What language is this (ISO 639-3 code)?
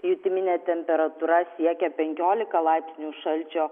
lit